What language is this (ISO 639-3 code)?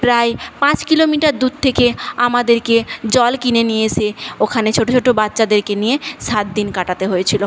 ben